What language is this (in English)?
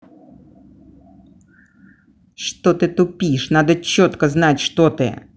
Russian